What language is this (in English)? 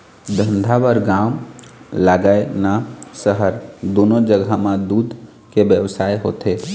Chhattisgarhi